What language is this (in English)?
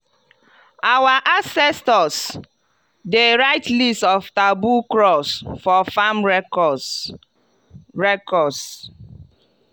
Nigerian Pidgin